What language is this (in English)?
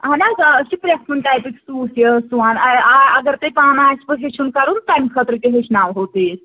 Kashmiri